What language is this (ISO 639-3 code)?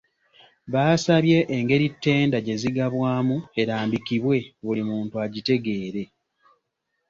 lug